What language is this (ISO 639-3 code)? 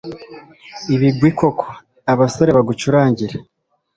kin